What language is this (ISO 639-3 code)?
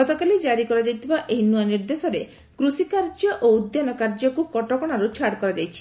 ori